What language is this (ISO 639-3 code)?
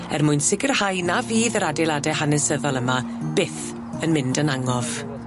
cym